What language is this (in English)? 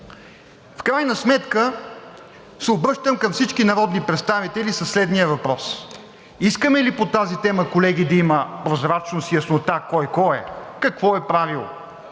Bulgarian